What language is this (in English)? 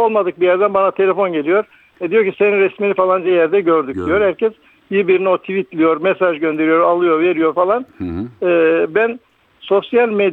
Turkish